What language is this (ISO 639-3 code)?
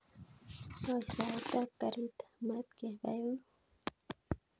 kln